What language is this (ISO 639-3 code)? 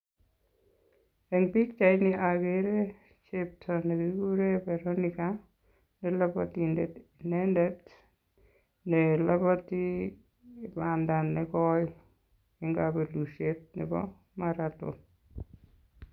kln